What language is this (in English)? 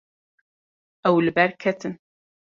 Kurdish